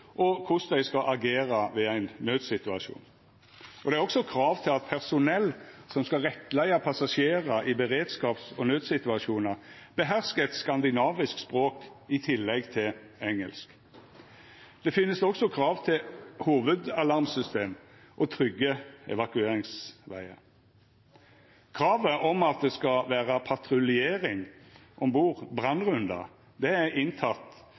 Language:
Norwegian Nynorsk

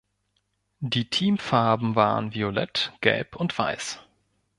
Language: German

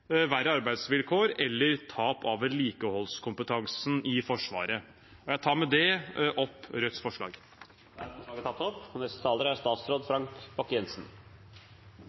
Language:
Norwegian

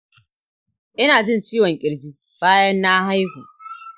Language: Hausa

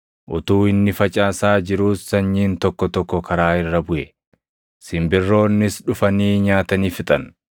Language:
Oromo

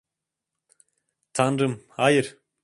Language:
Turkish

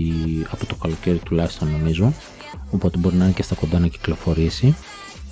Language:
Greek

